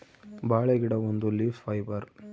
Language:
Kannada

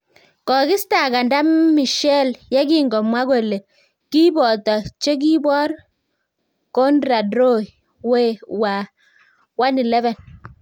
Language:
Kalenjin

